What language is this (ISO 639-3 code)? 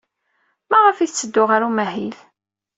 kab